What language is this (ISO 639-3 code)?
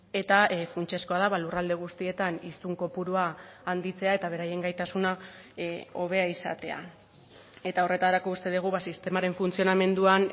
eus